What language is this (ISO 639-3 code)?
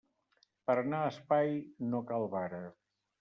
cat